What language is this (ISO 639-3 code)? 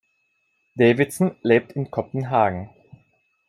deu